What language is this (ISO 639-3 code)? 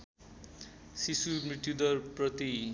nep